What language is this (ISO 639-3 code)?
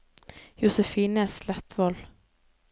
nor